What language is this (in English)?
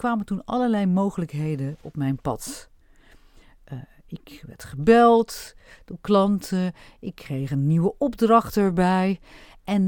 Dutch